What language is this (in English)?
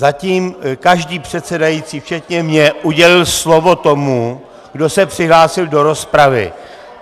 Czech